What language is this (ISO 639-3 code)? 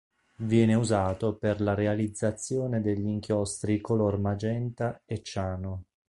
ita